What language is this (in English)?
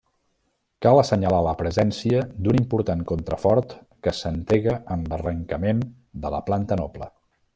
Catalan